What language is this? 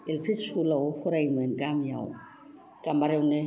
Bodo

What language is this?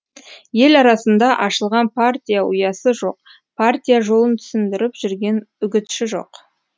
Kazakh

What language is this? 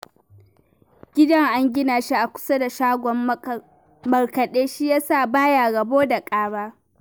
Hausa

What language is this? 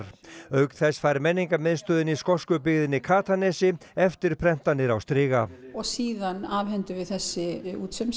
Icelandic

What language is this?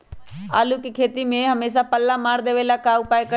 Magahi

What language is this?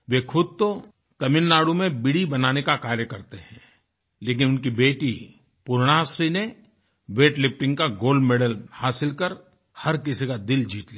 Hindi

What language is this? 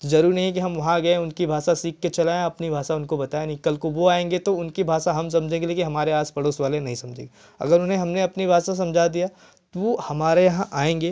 Hindi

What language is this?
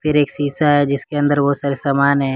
Hindi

